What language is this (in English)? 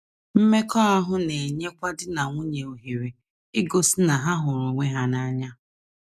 Igbo